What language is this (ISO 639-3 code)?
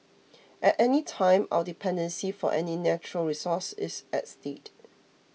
eng